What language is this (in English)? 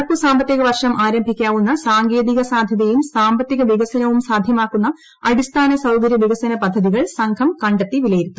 Malayalam